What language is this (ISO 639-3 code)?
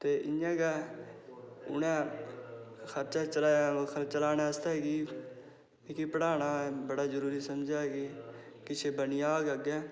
doi